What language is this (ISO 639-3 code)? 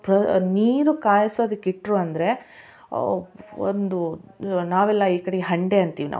kan